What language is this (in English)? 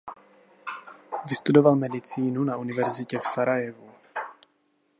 Czech